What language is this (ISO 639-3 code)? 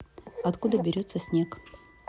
rus